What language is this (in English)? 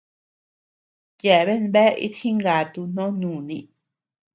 Tepeuxila Cuicatec